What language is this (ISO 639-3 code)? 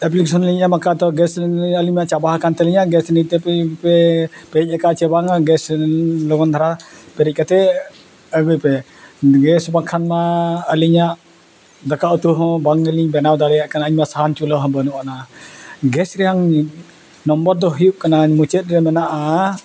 sat